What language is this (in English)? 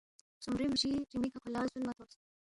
Balti